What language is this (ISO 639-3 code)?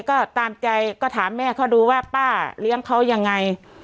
tha